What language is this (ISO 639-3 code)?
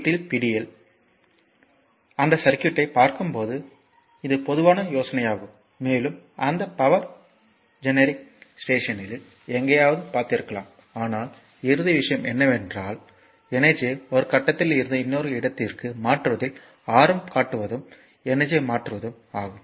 tam